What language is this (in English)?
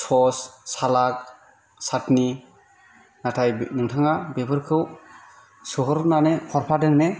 Bodo